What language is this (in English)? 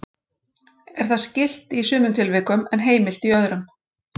Icelandic